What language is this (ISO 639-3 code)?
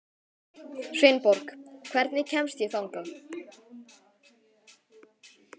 isl